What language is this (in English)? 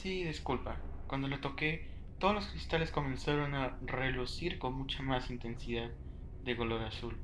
Spanish